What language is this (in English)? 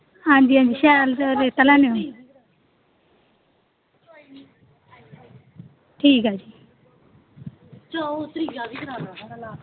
Dogri